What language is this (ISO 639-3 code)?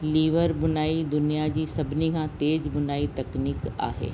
snd